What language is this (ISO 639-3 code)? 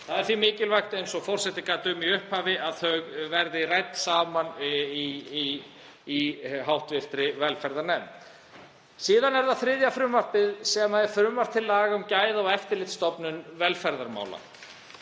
isl